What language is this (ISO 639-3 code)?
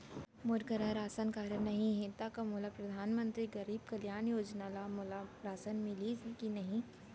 hne